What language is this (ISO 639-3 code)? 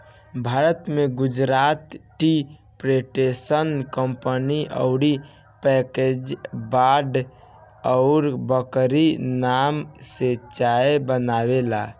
bho